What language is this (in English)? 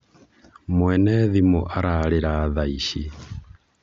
Kikuyu